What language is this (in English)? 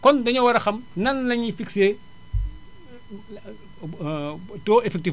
Wolof